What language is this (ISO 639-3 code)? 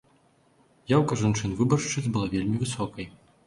bel